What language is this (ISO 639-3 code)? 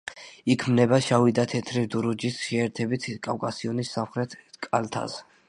kat